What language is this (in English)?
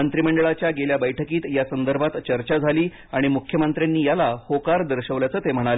Marathi